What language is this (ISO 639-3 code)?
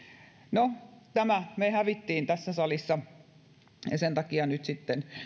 fin